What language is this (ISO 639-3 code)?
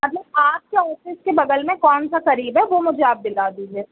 urd